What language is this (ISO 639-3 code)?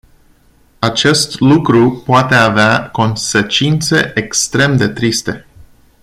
ron